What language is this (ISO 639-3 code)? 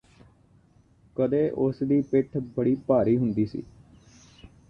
pan